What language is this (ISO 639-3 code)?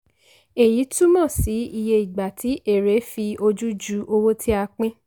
yor